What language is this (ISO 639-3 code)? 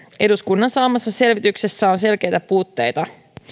fin